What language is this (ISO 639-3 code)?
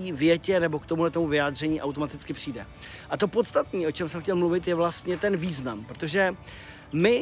ces